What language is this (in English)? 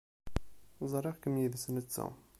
Kabyle